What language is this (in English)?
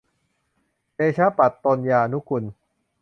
Thai